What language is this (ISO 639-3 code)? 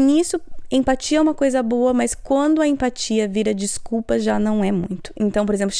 por